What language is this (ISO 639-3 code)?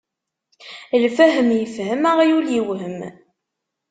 kab